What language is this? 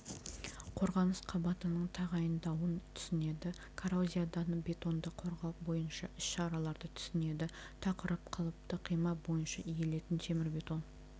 Kazakh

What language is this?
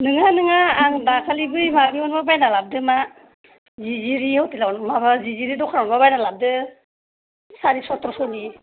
Bodo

